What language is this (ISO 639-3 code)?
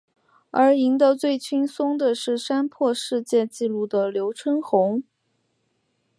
zho